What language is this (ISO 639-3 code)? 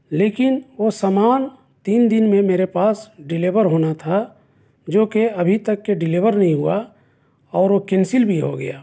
urd